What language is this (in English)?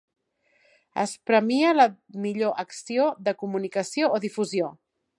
Catalan